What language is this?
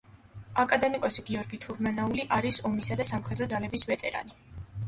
Georgian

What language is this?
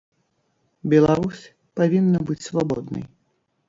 Belarusian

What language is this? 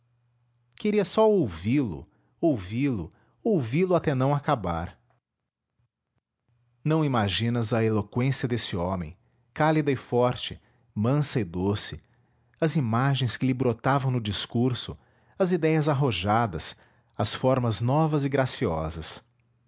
Portuguese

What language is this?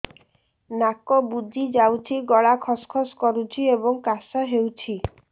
Odia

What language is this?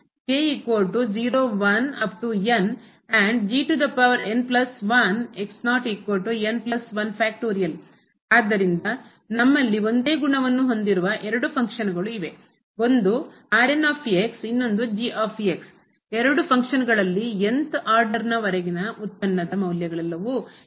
Kannada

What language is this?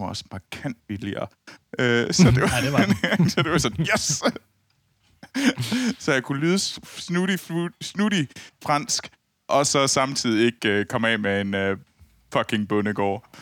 Danish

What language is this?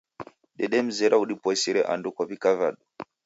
Taita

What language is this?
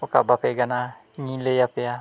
Santali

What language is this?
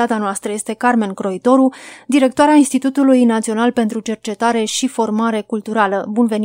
Romanian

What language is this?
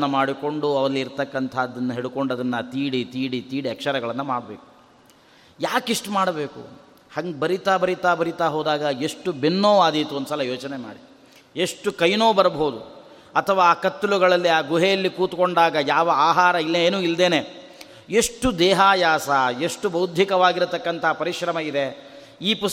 Kannada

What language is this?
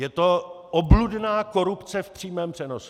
Czech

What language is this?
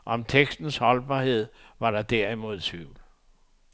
Danish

